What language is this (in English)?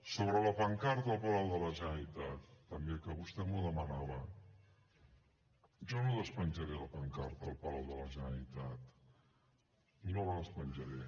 Catalan